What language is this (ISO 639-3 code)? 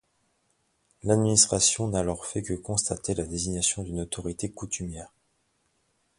fra